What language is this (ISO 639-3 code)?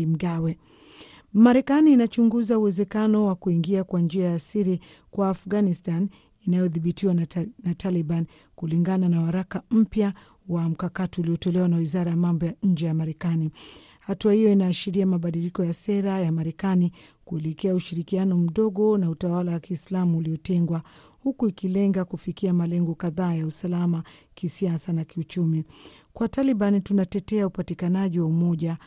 swa